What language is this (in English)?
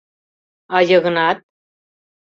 Mari